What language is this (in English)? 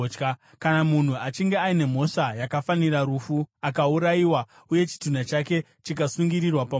Shona